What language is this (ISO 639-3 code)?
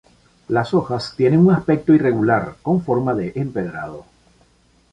spa